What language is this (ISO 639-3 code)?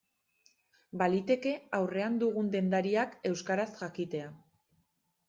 eus